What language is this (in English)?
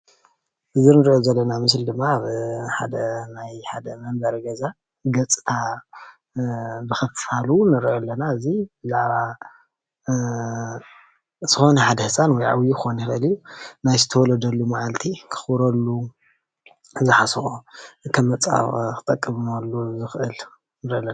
Tigrinya